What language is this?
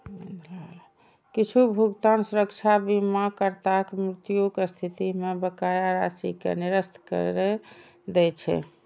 Maithili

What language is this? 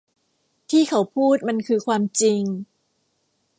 Thai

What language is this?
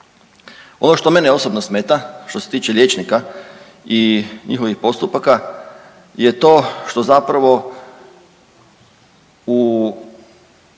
Croatian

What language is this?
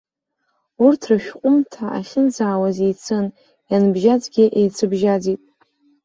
Abkhazian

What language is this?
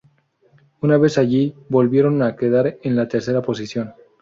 Spanish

